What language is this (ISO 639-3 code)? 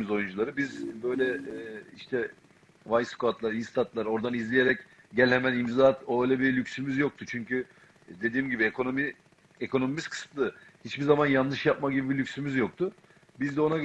tur